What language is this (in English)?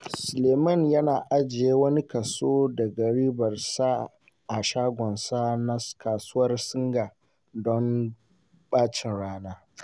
Hausa